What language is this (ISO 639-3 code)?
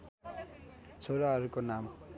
nep